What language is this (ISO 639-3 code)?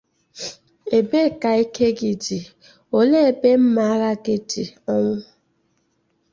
ibo